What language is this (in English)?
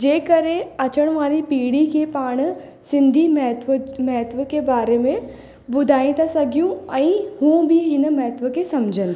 Sindhi